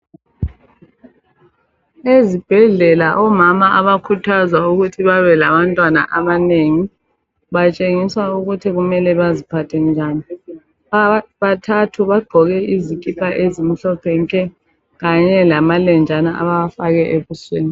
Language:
North Ndebele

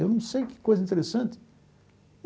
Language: Portuguese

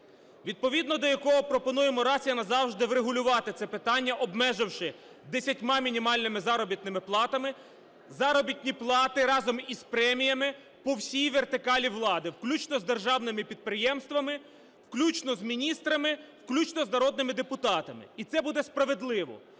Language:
Ukrainian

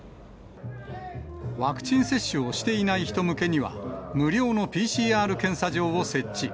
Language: Japanese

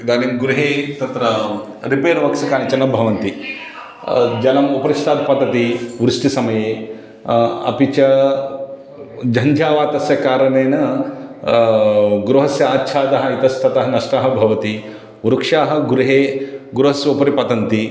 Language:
Sanskrit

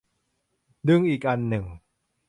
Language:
Thai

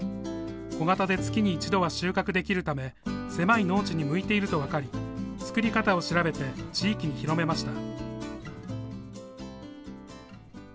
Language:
Japanese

